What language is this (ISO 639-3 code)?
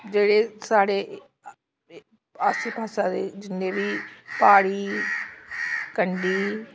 doi